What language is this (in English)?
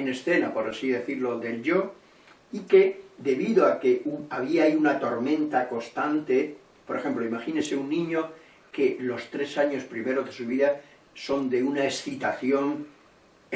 Spanish